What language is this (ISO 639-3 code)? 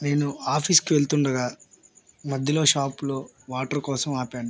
tel